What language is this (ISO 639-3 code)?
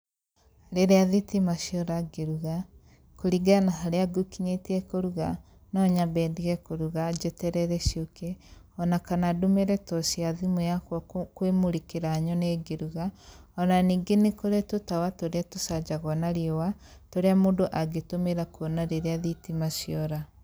kik